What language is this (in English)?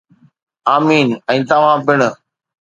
Sindhi